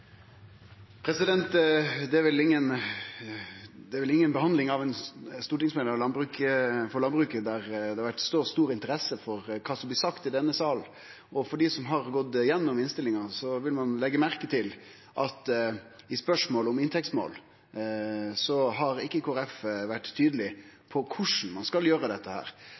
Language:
Norwegian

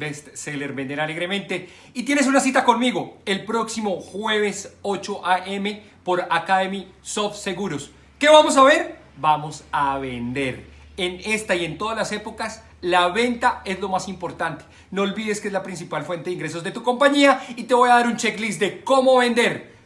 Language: Spanish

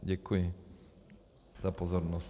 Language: Czech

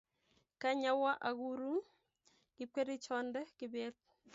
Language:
Kalenjin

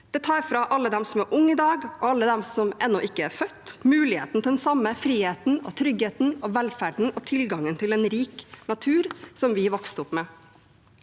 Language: Norwegian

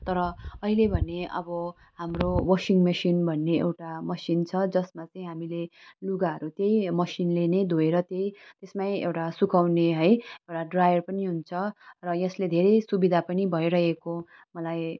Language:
Nepali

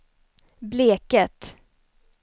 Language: Swedish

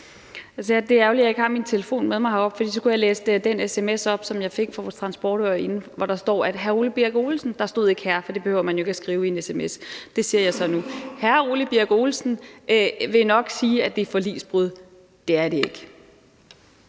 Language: Danish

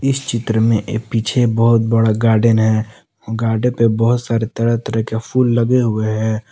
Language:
Hindi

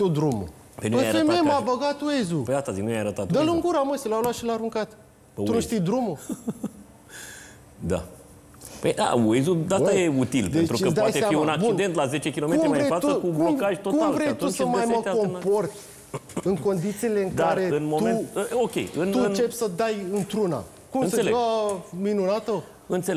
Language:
Romanian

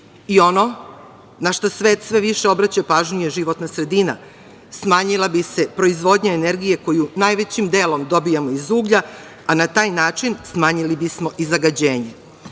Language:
Serbian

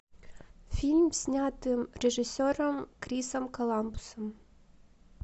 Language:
Russian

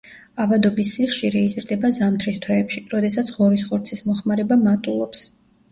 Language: Georgian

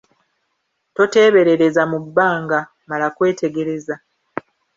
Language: Ganda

